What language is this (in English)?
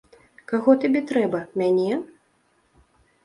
Belarusian